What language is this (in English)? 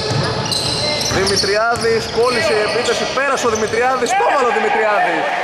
Greek